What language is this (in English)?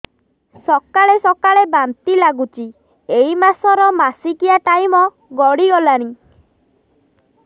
Odia